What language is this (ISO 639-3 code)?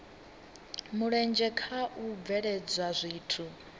ven